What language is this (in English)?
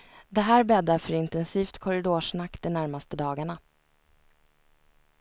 Swedish